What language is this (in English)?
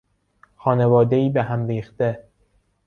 Persian